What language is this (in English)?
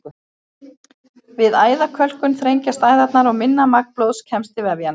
Icelandic